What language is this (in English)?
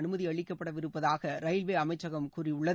Tamil